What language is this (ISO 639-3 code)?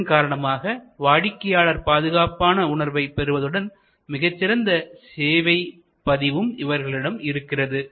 tam